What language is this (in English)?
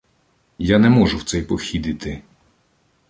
Ukrainian